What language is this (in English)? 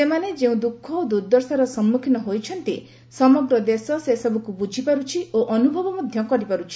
Odia